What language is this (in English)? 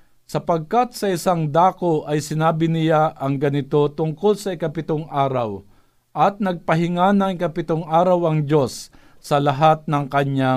Filipino